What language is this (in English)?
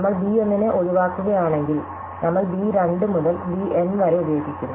Malayalam